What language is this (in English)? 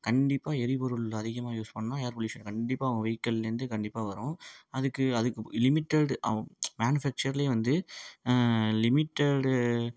Tamil